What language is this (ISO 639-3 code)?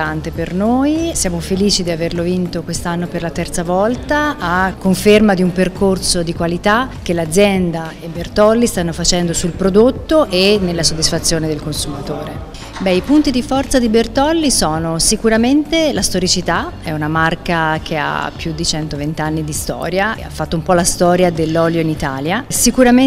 ita